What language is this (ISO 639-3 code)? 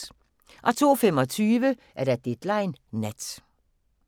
dan